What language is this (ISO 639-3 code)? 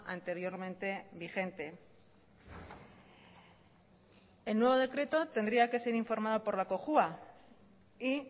spa